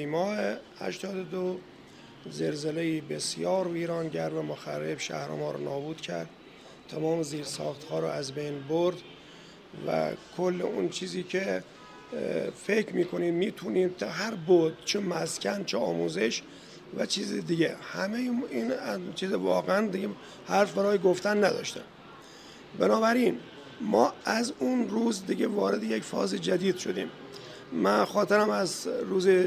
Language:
Persian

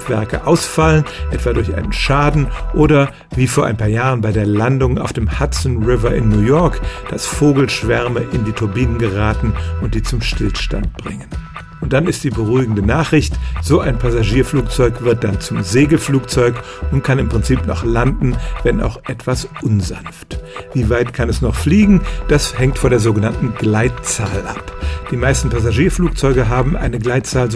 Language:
German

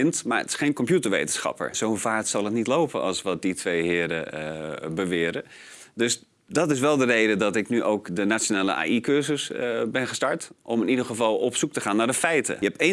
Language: Dutch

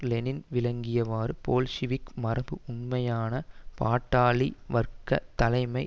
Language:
Tamil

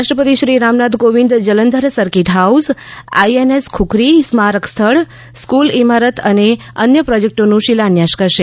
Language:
Gujarati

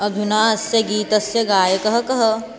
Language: Sanskrit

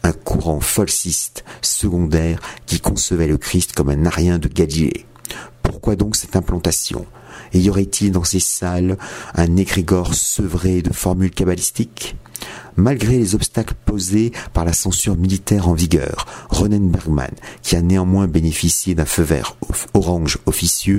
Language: French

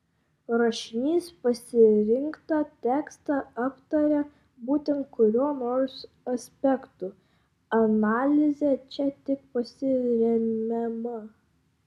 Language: Lithuanian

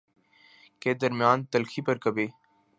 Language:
Urdu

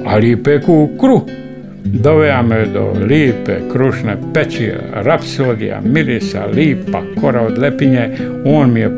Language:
Croatian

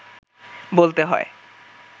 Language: Bangla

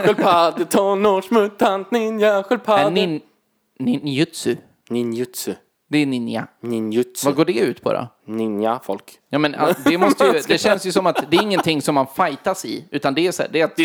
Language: Swedish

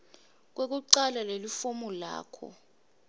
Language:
Swati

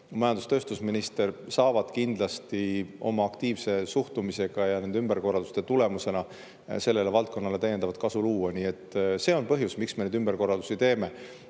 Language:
Estonian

